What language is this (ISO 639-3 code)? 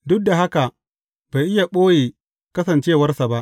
hau